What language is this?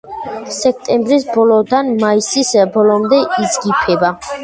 Georgian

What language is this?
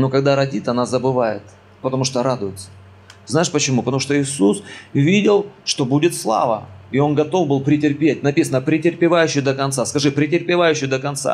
Russian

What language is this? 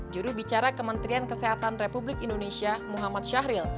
Indonesian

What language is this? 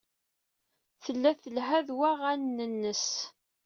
Kabyle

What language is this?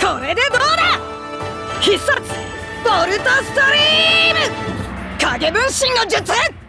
Japanese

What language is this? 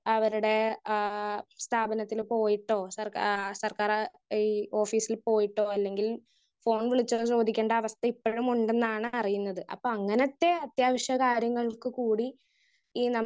Malayalam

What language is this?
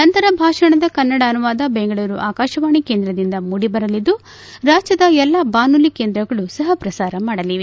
Kannada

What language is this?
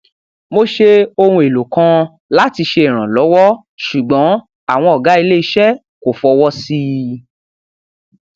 Yoruba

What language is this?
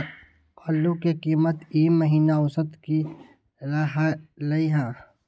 Magahi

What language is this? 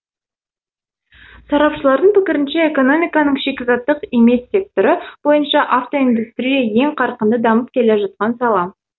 Kazakh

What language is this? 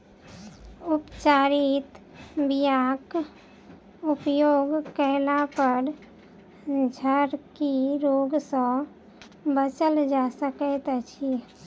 Maithili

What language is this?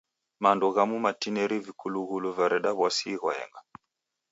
Taita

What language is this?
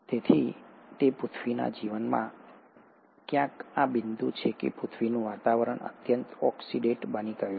Gujarati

